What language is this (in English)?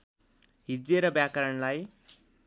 Nepali